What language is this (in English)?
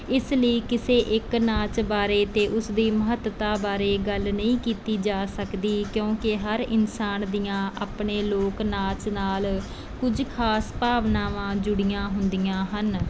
Punjabi